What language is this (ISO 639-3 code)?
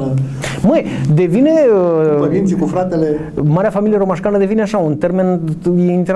ron